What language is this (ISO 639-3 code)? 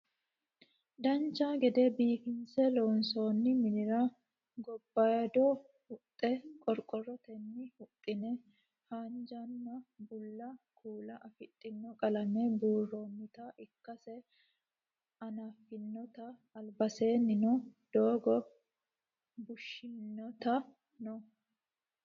sid